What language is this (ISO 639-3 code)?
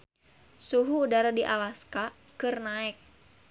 sun